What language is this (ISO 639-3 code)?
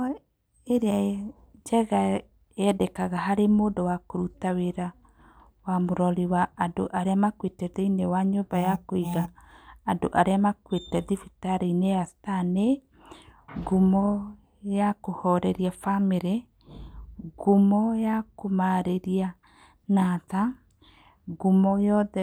kik